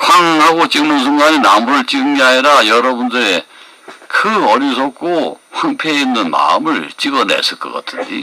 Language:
Korean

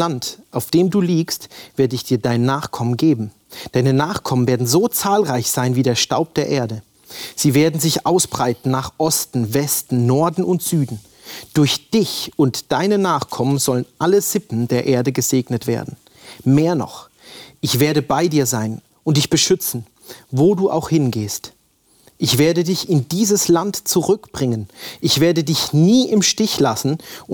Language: German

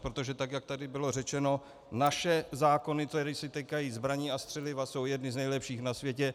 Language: Czech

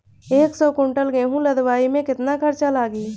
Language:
Bhojpuri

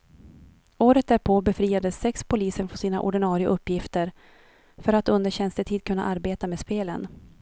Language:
Swedish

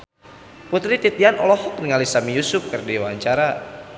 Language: Sundanese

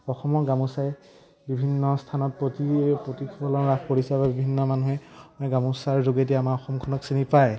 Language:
Assamese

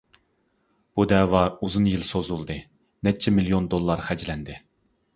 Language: Uyghur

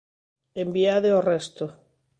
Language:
Galician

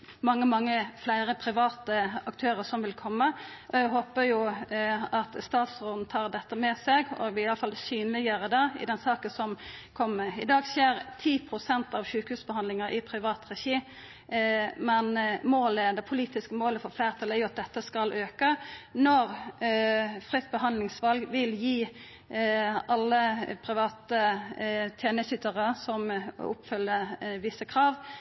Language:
Norwegian Nynorsk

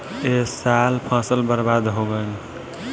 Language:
Bhojpuri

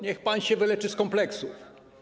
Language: Polish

